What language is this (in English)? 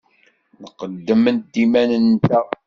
Kabyle